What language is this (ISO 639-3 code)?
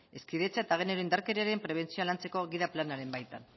eus